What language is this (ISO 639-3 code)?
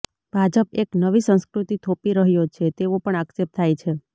guj